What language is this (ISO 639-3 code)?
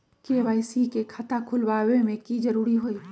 mag